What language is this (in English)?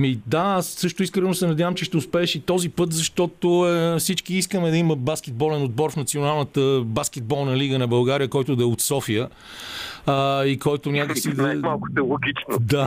Bulgarian